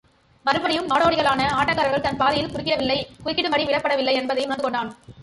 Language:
Tamil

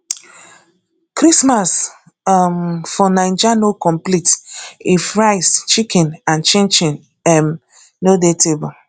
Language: Nigerian Pidgin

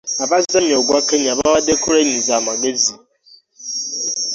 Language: Ganda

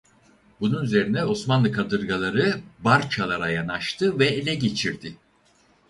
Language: Turkish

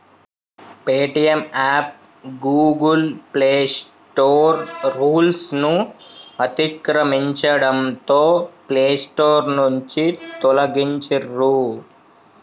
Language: Telugu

